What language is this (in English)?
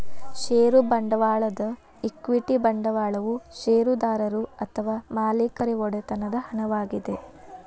Kannada